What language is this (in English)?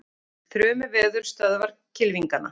Icelandic